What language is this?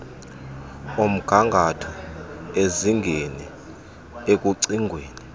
Xhosa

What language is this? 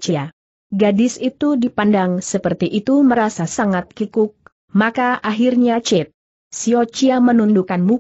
Indonesian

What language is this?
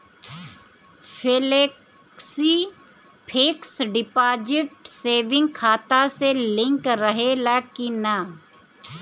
Bhojpuri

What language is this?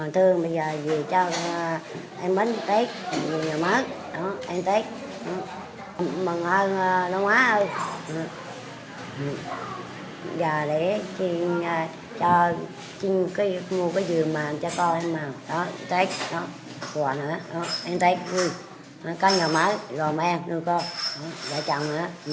Vietnamese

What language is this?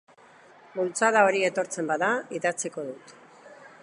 Basque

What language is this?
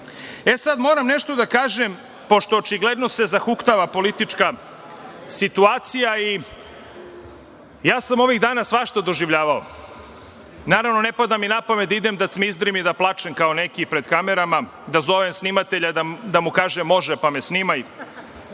Serbian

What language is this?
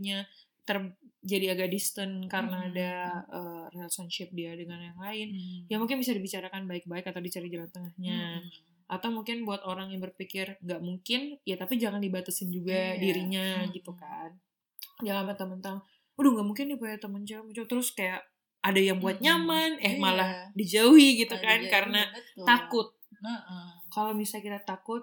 Indonesian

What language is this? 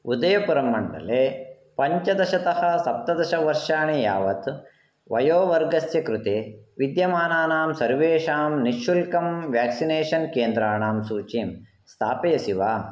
Sanskrit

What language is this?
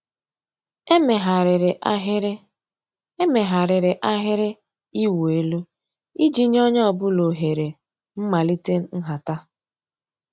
Igbo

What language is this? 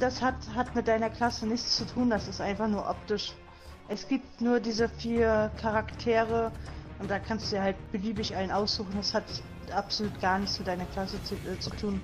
German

